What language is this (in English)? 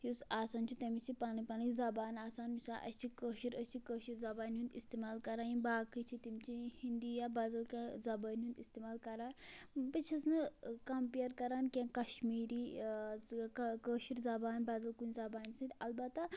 Kashmiri